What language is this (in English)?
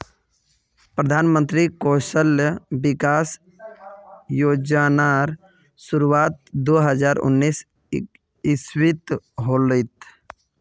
Magahi